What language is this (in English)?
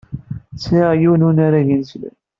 Kabyle